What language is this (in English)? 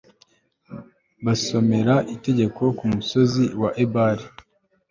Kinyarwanda